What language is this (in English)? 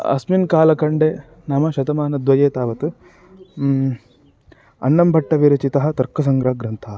Sanskrit